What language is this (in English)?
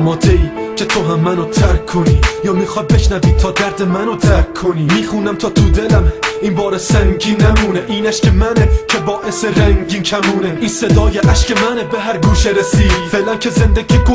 Persian